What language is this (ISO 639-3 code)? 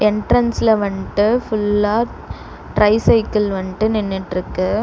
tam